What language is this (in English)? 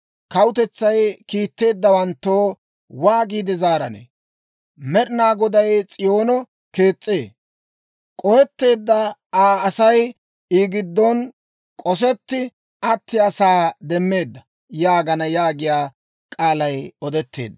Dawro